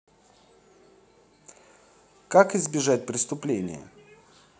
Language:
Russian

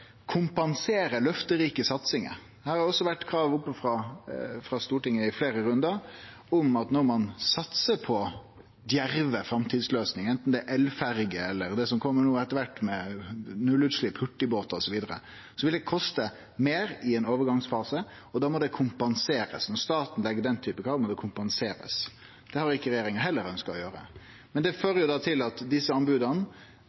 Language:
Norwegian Nynorsk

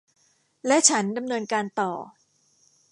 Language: Thai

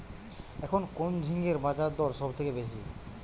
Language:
Bangla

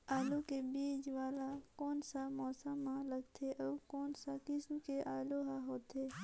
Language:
Chhattisgarhi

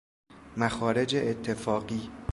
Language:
Persian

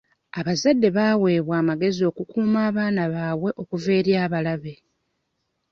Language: Ganda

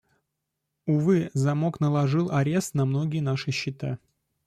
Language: Russian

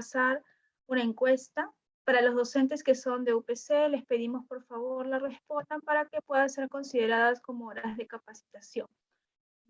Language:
Spanish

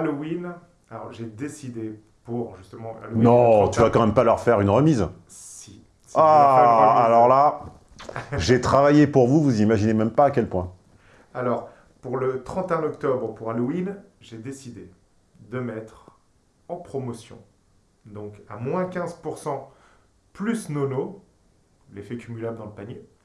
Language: French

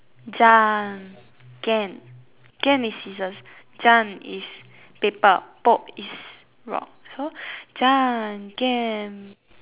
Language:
English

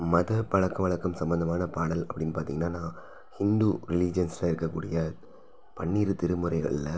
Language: Tamil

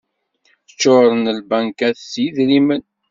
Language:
Kabyle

